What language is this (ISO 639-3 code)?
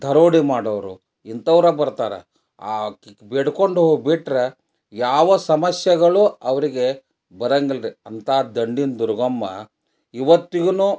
kan